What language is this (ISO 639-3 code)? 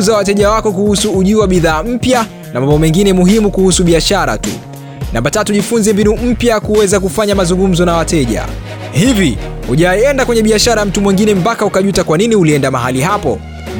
swa